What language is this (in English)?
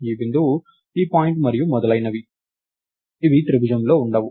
Telugu